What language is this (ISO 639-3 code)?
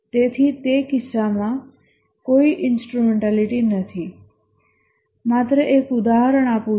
guj